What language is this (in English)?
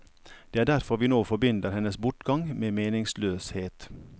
Norwegian